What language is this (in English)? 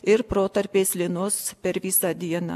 Lithuanian